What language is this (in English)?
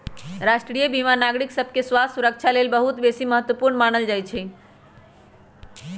Magahi